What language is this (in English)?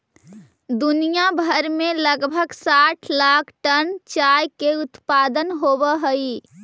Magahi